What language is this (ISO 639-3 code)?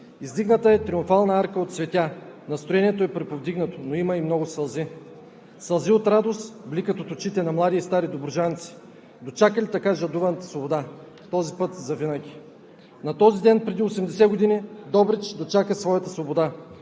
bul